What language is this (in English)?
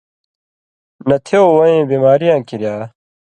Indus Kohistani